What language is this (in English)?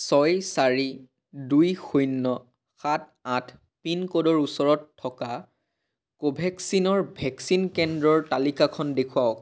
Assamese